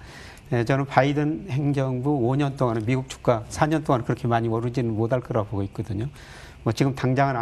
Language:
Korean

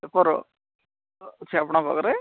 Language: Odia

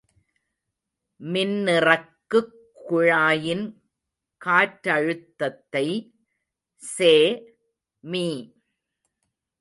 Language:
Tamil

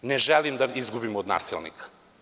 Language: Serbian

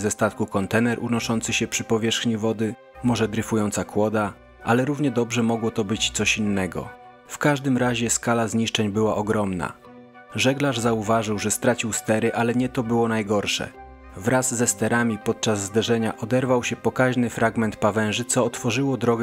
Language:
Polish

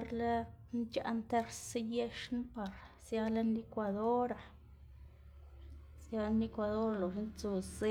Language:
Xanaguía Zapotec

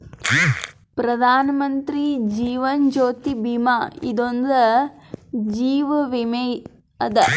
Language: Kannada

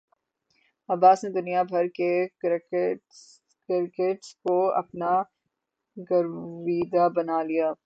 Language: Urdu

